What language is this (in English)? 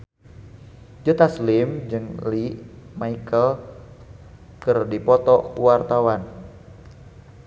Sundanese